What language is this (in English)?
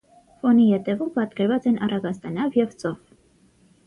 Armenian